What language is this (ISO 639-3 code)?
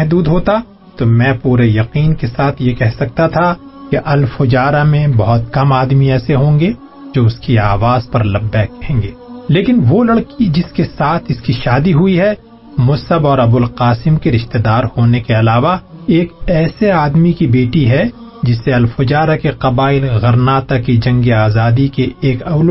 urd